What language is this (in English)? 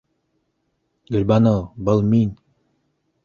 Bashkir